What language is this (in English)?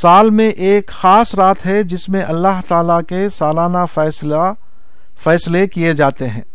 Urdu